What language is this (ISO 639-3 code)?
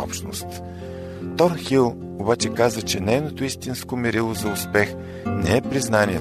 bul